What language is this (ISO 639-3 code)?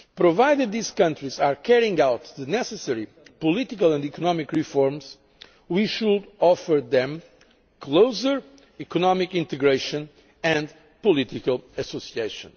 eng